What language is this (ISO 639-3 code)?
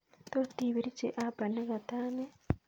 kln